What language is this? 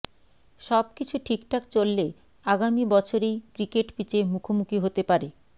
Bangla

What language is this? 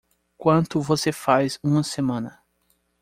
Portuguese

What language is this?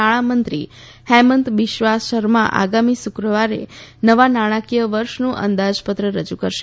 Gujarati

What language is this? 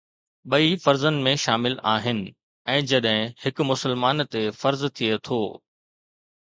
Sindhi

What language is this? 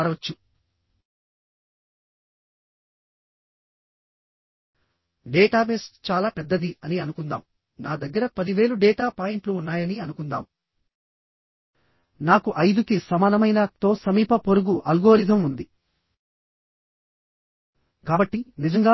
Telugu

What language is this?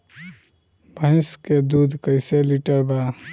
Bhojpuri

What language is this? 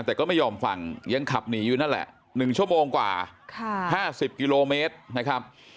Thai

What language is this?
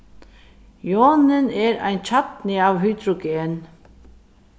Faroese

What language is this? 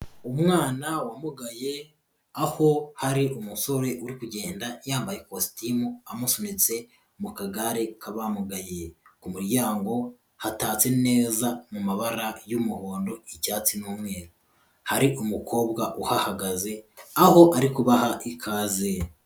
Kinyarwanda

